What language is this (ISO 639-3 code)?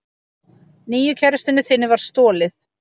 isl